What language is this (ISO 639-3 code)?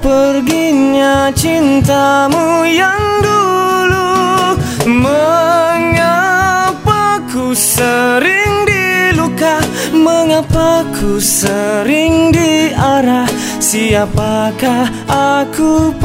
msa